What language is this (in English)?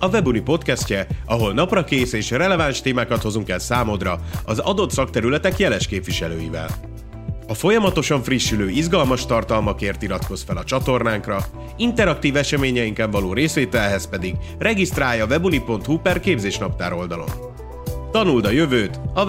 Hungarian